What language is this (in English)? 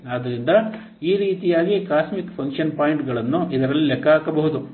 Kannada